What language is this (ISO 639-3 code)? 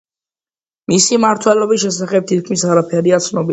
kat